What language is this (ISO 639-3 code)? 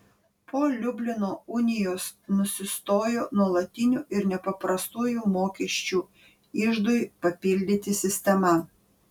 lit